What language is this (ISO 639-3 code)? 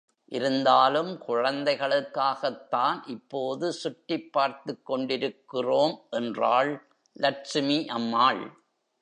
tam